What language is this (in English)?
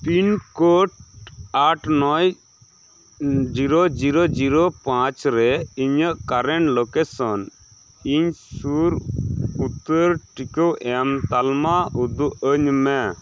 Santali